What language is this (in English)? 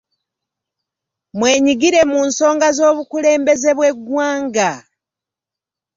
Ganda